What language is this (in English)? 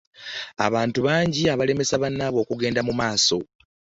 Ganda